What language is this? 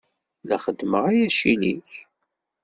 Kabyle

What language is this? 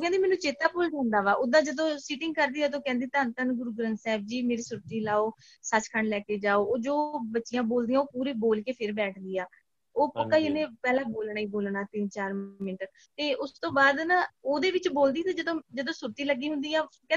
Punjabi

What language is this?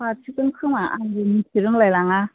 Bodo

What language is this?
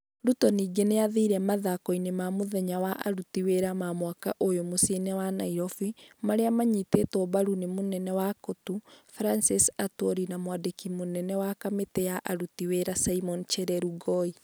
Kikuyu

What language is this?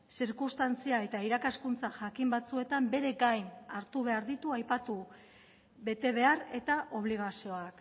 Basque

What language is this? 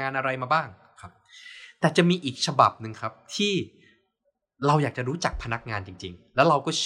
Thai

